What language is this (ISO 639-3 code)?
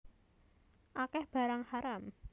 jav